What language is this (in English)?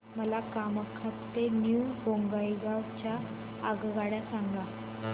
Marathi